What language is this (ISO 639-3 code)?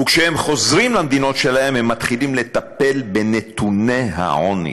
heb